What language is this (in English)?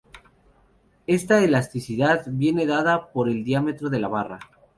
Spanish